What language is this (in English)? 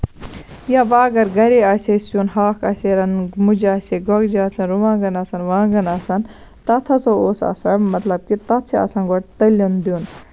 Kashmiri